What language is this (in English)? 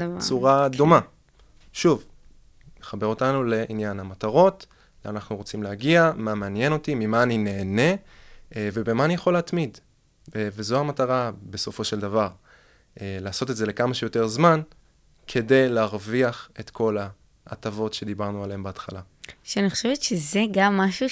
Hebrew